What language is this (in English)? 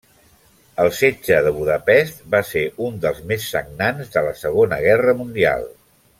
Catalan